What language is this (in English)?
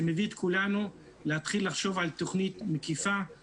Hebrew